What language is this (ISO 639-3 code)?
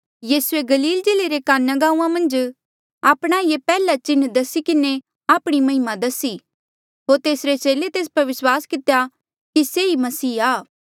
mjl